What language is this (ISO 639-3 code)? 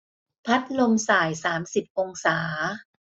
tha